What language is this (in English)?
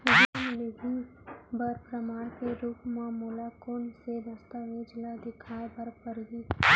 Chhattisgarhi